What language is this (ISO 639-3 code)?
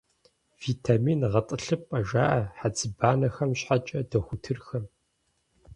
kbd